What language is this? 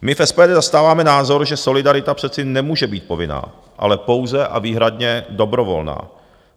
Czech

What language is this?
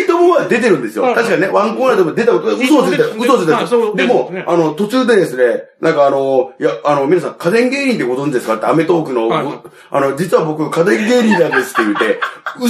Japanese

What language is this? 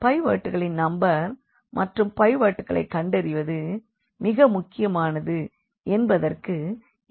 Tamil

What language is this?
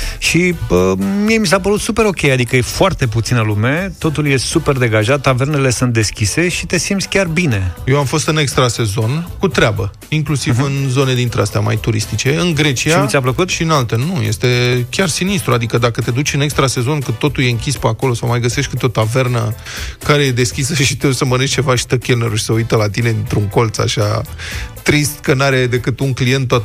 Romanian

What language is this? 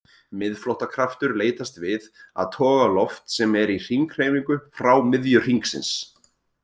Icelandic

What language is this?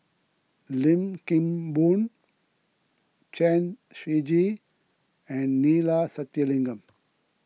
English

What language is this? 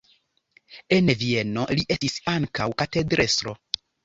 Esperanto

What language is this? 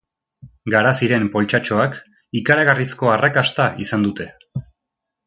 Basque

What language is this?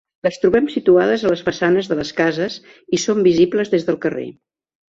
Catalan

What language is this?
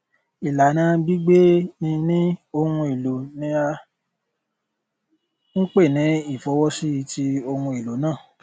Yoruba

